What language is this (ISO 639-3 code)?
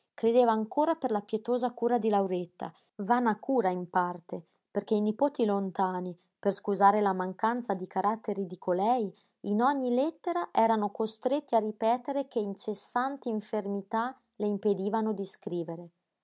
ita